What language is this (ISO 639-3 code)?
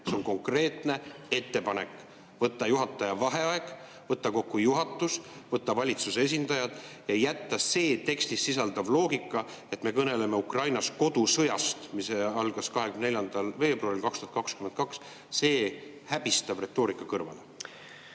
est